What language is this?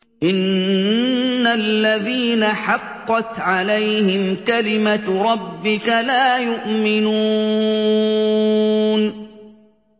Arabic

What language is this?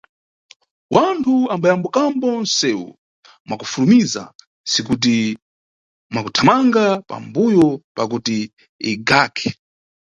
Nyungwe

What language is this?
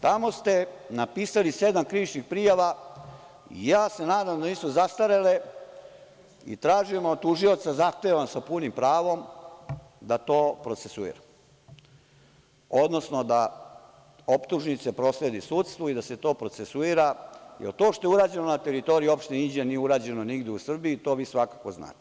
Serbian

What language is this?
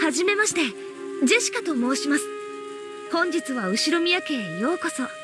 Japanese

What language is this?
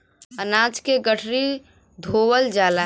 Bhojpuri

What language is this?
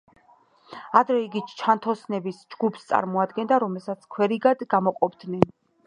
Georgian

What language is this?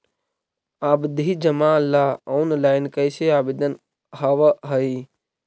Magahi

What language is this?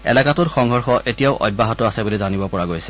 Assamese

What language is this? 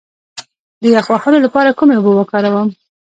Pashto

